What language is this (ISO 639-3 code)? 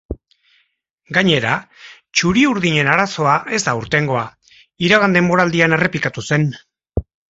eus